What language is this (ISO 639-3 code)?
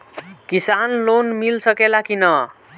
bho